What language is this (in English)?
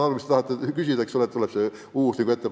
Estonian